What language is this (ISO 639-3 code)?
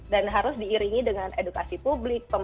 ind